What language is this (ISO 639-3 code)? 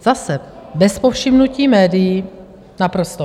ces